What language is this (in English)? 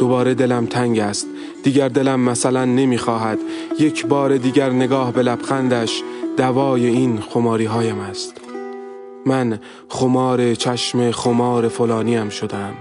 Persian